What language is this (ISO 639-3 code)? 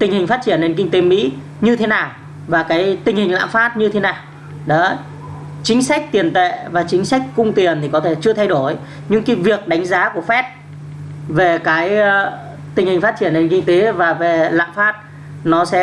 vie